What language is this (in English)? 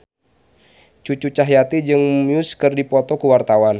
Sundanese